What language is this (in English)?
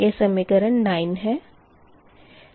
Hindi